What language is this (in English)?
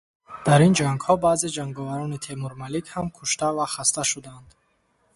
Tajik